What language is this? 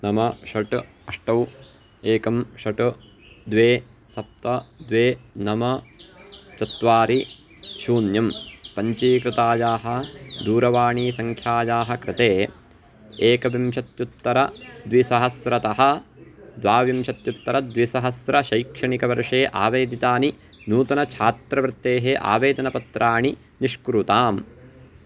Sanskrit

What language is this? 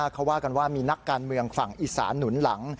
Thai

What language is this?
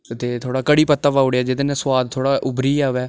Dogri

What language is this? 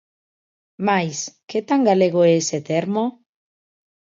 Galician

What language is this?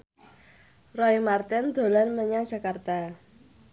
Javanese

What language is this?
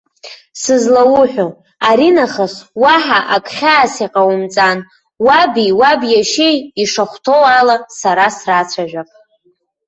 Abkhazian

